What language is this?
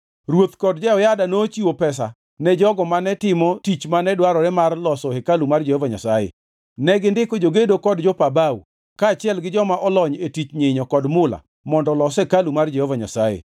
Luo (Kenya and Tanzania)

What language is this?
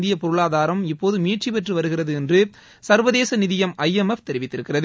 Tamil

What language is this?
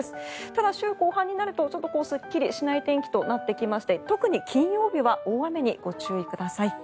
Japanese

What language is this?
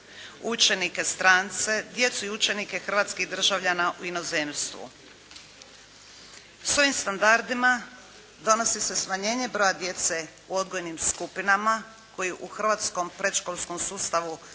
Croatian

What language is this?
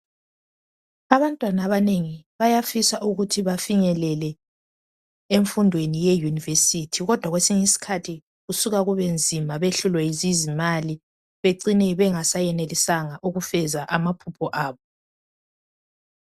North Ndebele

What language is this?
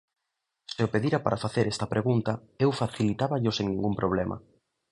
Galician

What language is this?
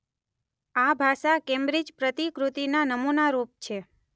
Gujarati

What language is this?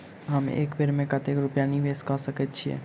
Maithili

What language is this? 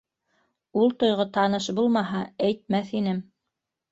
Bashkir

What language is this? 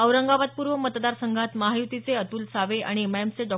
Marathi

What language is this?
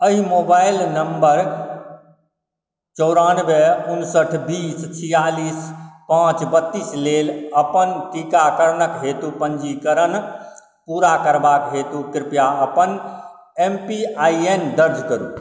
Maithili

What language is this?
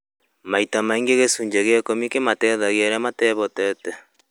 Kikuyu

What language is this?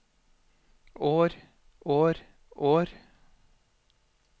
Norwegian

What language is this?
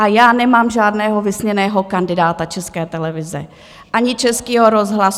Czech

